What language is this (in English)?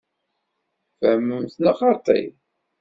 Kabyle